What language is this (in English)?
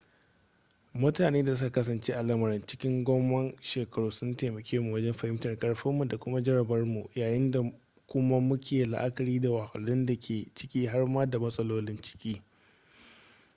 Hausa